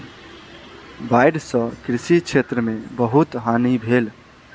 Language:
Maithili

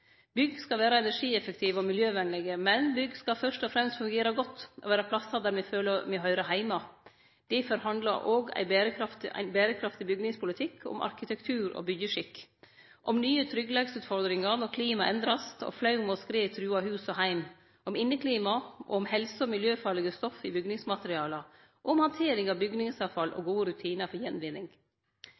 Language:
Norwegian Nynorsk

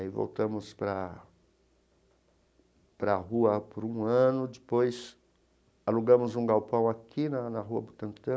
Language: Portuguese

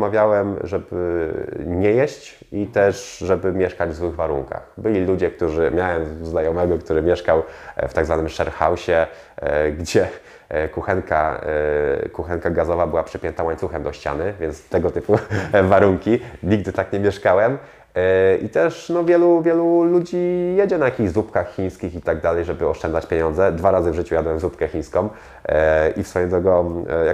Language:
Polish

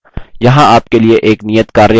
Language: Hindi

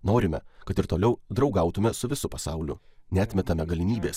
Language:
Lithuanian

